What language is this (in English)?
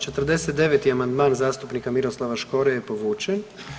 Croatian